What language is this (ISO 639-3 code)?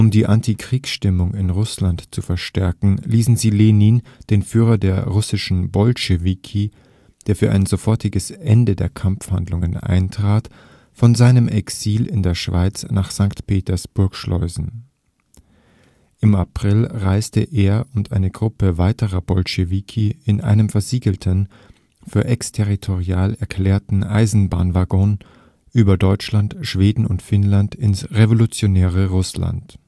deu